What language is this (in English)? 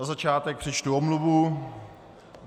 Czech